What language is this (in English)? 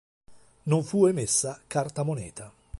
Italian